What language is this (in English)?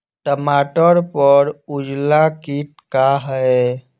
Bhojpuri